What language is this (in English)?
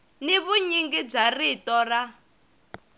Tsonga